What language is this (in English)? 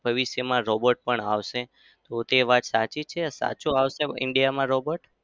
Gujarati